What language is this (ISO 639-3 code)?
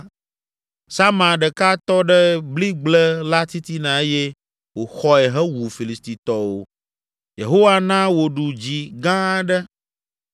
ewe